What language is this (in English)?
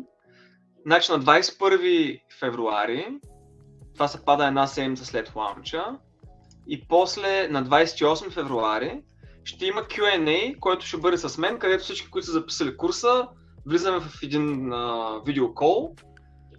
Bulgarian